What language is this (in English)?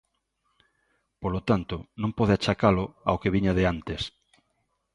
Galician